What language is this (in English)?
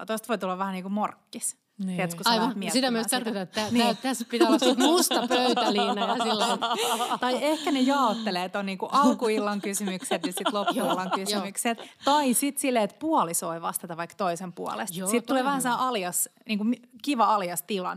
Finnish